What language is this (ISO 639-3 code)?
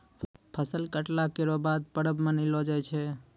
mai